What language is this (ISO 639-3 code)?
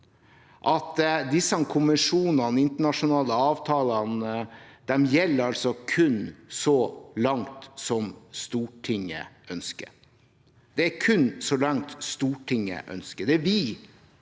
nor